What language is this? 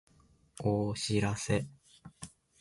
Japanese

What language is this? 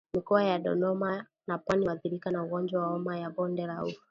Swahili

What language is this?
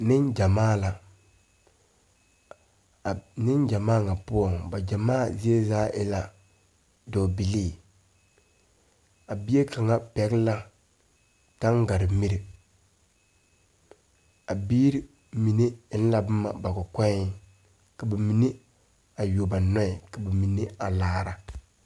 Southern Dagaare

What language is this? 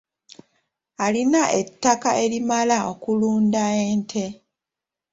Ganda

